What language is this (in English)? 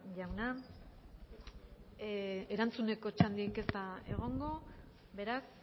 Basque